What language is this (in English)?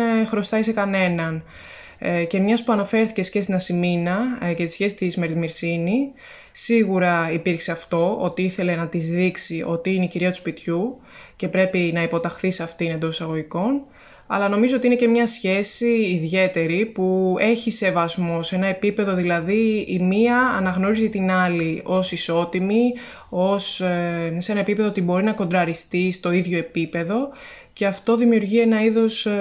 Greek